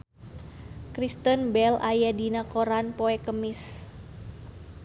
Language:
Sundanese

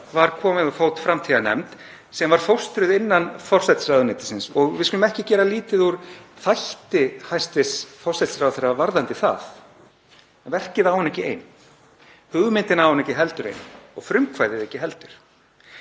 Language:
Icelandic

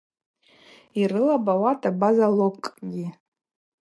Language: Abaza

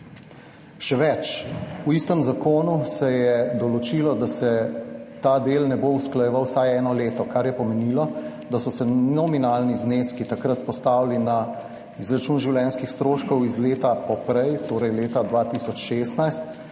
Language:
Slovenian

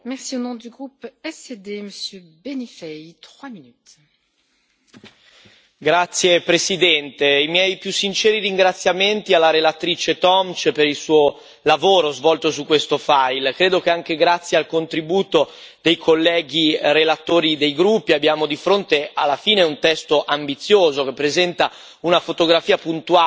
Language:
Italian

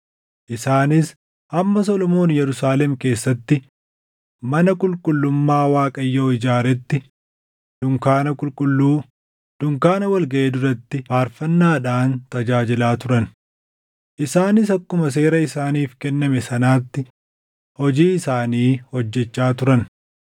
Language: Oromo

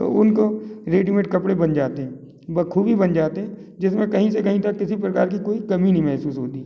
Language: Hindi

